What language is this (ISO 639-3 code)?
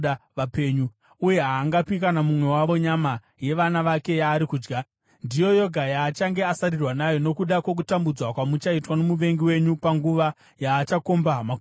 sna